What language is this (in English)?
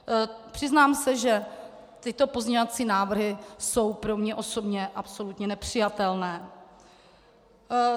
Czech